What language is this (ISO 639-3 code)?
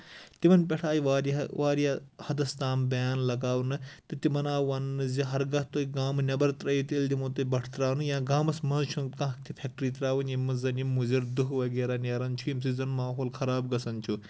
kas